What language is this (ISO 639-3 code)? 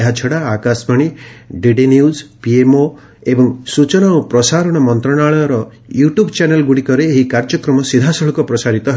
ori